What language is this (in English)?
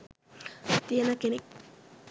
Sinhala